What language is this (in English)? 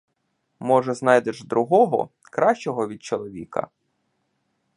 Ukrainian